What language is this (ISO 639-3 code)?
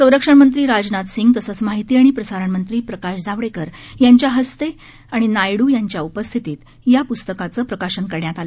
mar